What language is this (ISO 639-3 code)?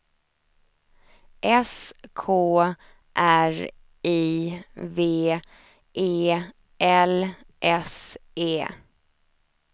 swe